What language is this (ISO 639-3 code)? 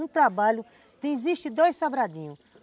por